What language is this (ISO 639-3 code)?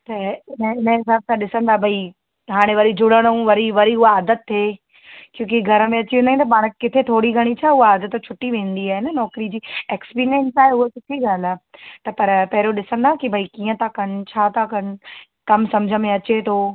snd